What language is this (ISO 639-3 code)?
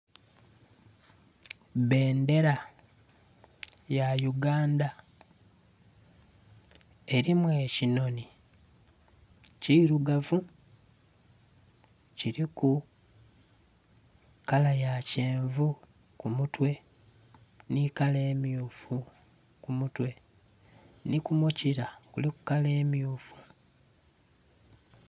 xog